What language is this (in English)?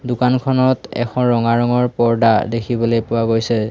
Assamese